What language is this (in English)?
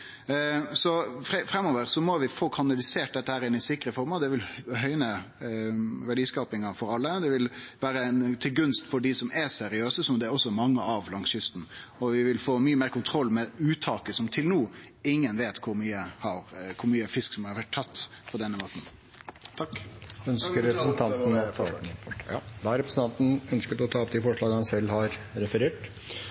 Norwegian